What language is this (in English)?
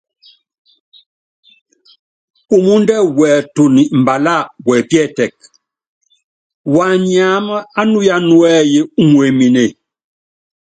Yangben